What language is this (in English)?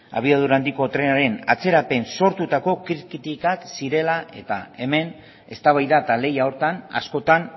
Basque